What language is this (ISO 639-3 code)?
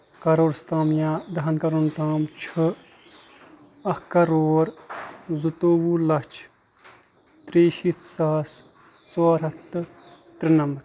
kas